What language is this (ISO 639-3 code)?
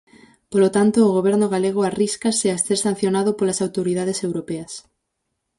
glg